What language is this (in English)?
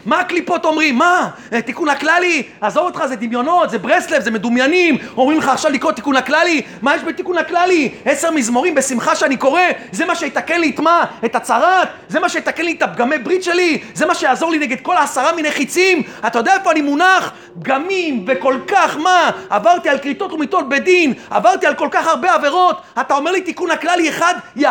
Hebrew